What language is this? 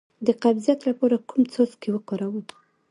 Pashto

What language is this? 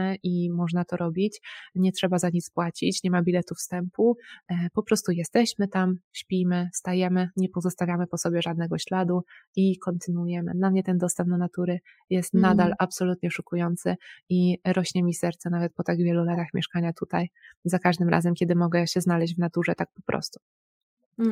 Polish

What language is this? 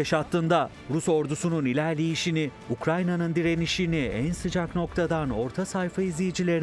Turkish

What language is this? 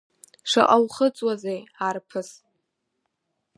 Abkhazian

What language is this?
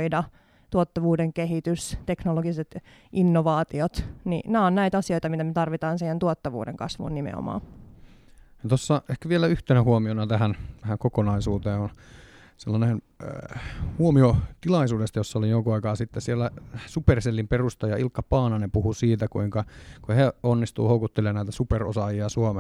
Finnish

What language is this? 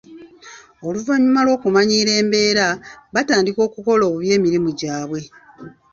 Ganda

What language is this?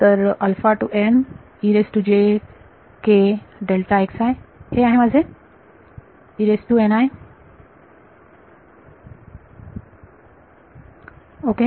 Marathi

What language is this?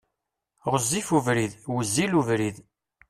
Kabyle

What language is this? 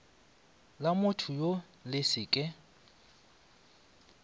Northern Sotho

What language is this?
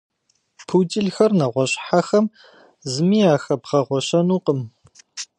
Kabardian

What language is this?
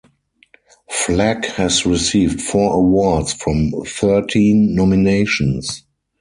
English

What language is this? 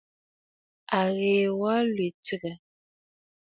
Bafut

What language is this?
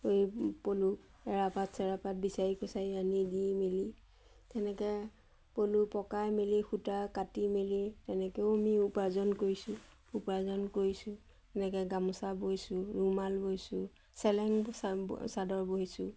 Assamese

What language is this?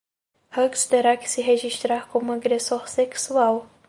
Portuguese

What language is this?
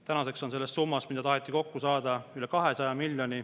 Estonian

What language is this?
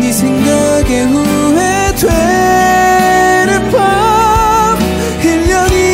Korean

